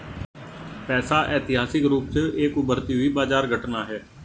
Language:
Hindi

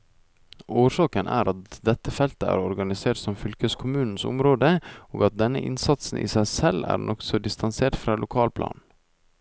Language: Norwegian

